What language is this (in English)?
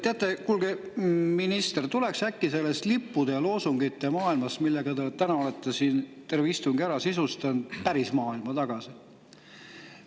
Estonian